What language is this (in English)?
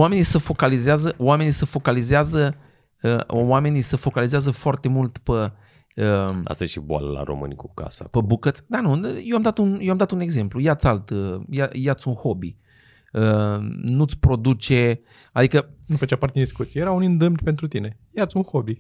Romanian